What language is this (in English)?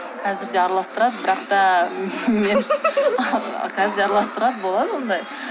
Kazakh